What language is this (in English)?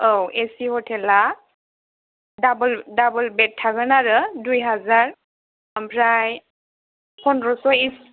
Bodo